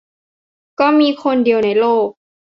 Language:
Thai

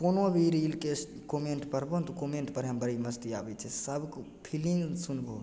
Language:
Maithili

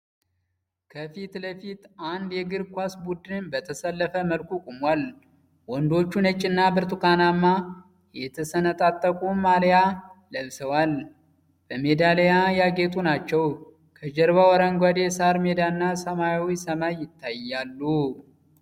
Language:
Amharic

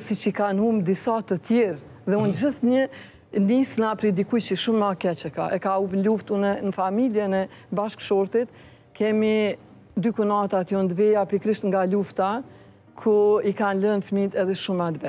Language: Romanian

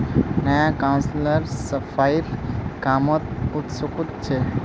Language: Magahi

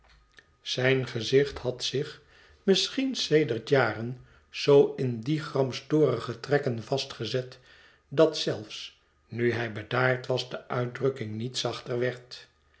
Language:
Dutch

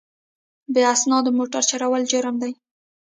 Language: Pashto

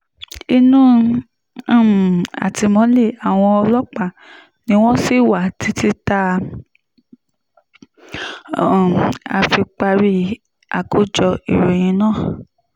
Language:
Yoruba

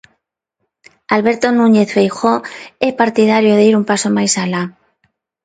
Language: Galician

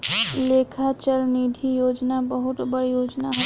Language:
Bhojpuri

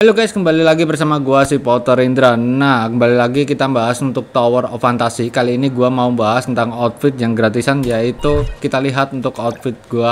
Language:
Indonesian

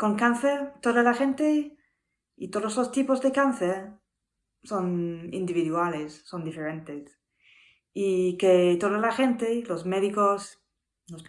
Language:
Spanish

